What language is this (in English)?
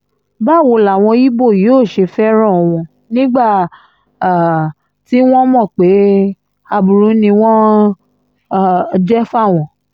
Yoruba